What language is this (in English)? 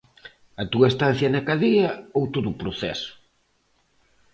Galician